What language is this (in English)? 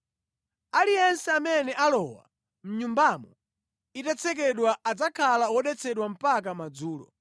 Nyanja